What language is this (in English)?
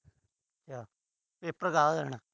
Punjabi